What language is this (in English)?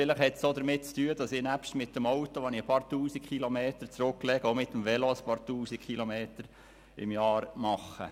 Swiss German